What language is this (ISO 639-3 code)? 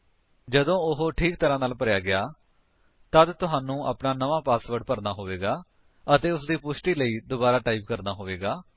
pan